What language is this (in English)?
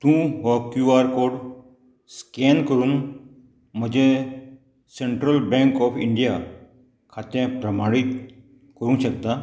Konkani